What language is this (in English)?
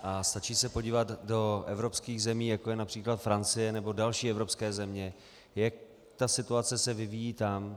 Czech